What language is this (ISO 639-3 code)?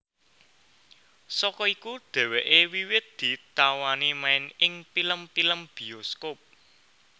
jav